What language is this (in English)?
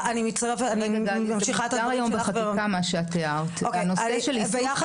Hebrew